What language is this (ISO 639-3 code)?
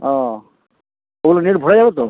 ben